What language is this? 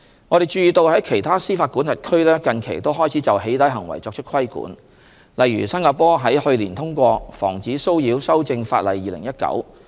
Cantonese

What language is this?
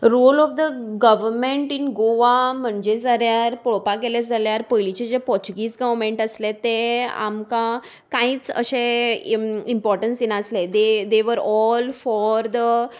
Konkani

